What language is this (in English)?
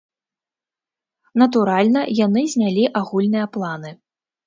Belarusian